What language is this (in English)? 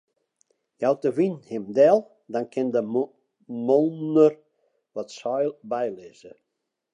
Western Frisian